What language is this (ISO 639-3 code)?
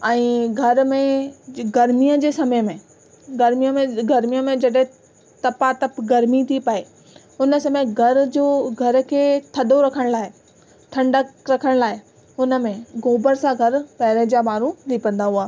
snd